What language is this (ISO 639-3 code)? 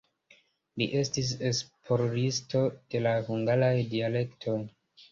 epo